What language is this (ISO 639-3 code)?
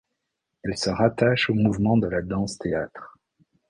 fra